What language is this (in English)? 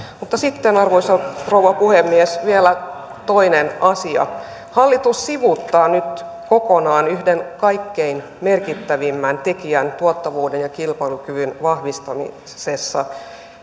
Finnish